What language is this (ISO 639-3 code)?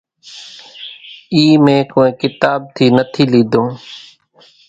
gjk